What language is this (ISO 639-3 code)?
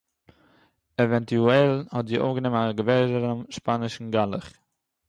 yid